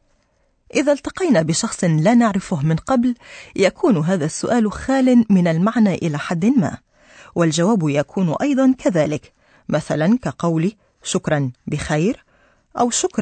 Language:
Arabic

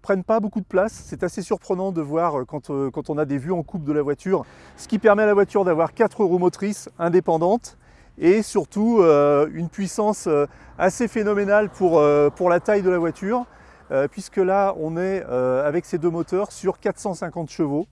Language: French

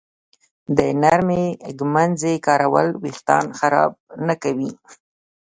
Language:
Pashto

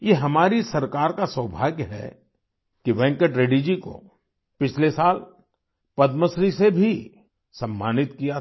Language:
Hindi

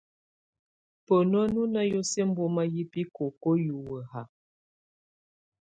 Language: Tunen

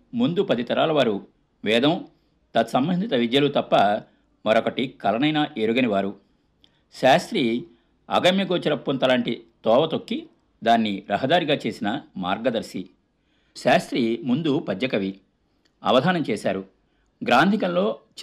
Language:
Telugu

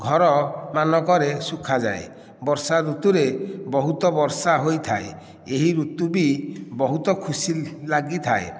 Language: Odia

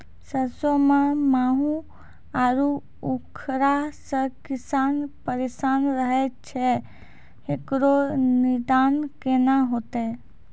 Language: Maithili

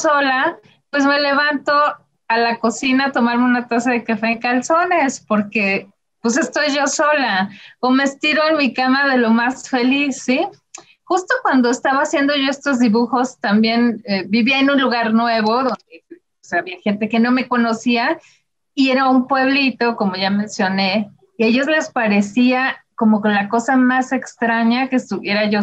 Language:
Spanish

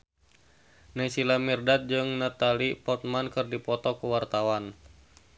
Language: Sundanese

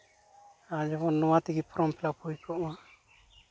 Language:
Santali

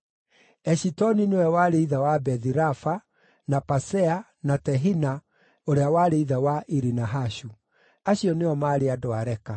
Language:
Kikuyu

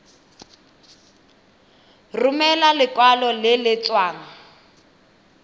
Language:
Tswana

